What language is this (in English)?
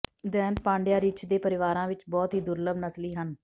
Punjabi